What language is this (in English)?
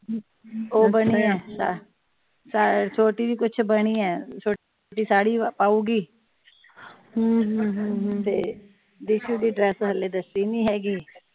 Punjabi